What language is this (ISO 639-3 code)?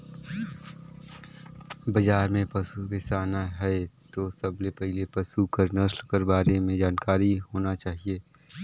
hne